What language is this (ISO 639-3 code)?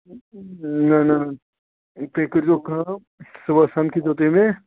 kas